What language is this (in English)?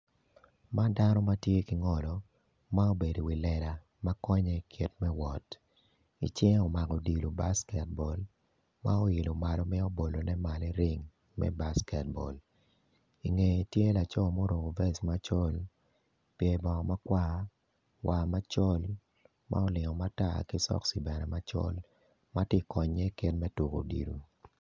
Acoli